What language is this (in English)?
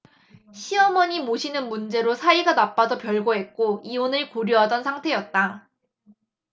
Korean